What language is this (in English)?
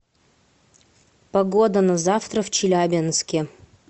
Russian